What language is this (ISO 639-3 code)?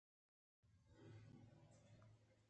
bgp